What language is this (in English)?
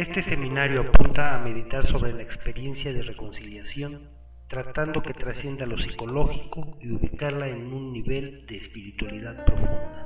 Spanish